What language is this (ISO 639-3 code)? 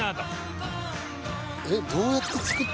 jpn